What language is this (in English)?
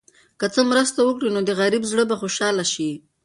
Pashto